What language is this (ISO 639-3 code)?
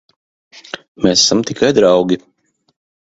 lav